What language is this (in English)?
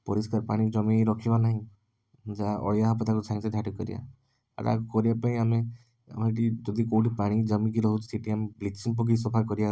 Odia